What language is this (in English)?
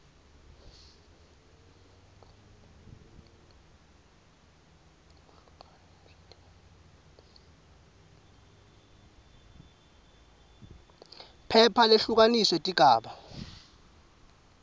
Swati